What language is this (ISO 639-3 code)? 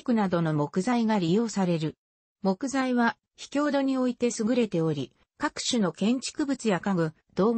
jpn